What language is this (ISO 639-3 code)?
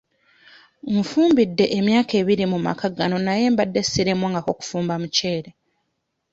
lug